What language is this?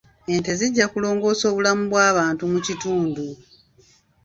Ganda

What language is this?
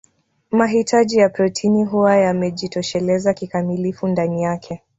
Swahili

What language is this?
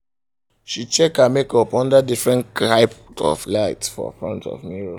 Nigerian Pidgin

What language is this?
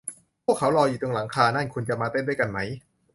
Thai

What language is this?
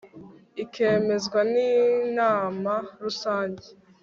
Kinyarwanda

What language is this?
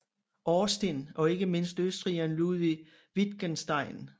Danish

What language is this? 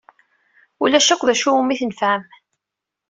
Kabyle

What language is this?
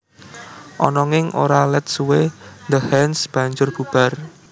Javanese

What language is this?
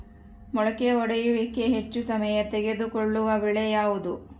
Kannada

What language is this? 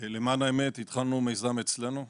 Hebrew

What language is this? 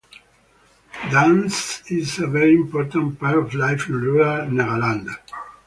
English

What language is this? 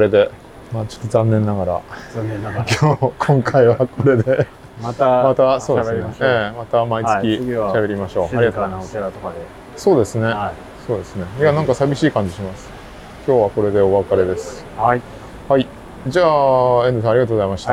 Japanese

